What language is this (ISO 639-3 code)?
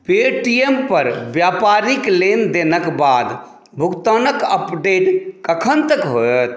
mai